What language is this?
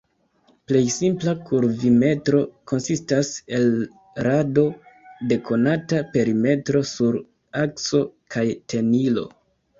Esperanto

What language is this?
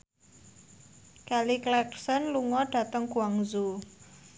Javanese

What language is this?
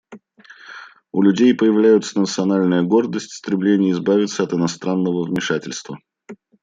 Russian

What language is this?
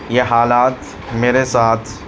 Urdu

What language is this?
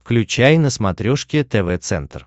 Russian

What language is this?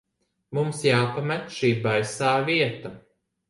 Latvian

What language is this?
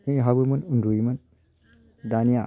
Bodo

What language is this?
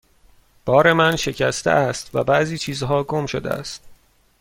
Persian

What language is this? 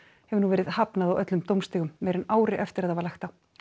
Icelandic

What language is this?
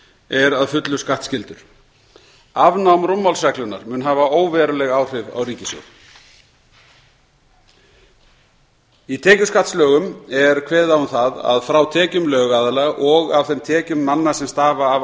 Icelandic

